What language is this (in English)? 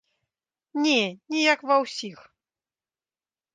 Belarusian